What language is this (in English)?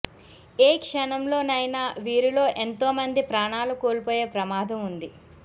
Telugu